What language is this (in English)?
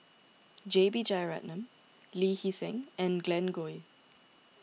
English